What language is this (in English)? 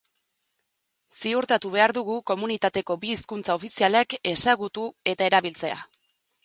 Basque